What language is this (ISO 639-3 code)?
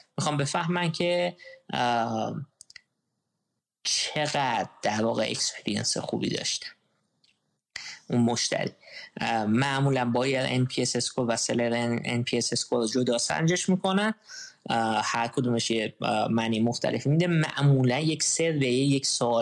fas